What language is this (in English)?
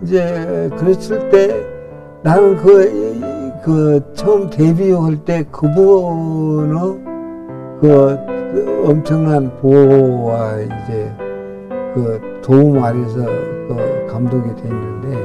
Korean